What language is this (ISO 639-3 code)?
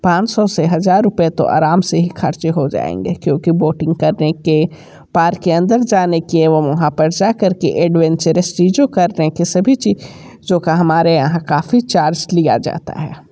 hin